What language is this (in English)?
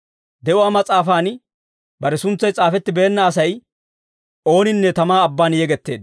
Dawro